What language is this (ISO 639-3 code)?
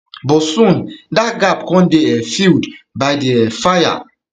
pcm